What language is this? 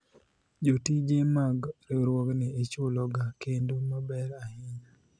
Luo (Kenya and Tanzania)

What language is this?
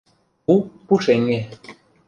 Mari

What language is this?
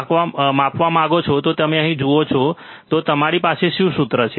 Gujarati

